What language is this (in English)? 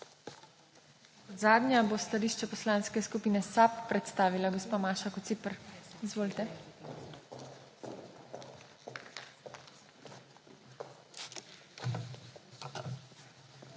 Slovenian